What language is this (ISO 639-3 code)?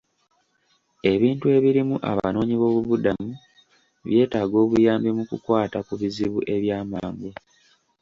lug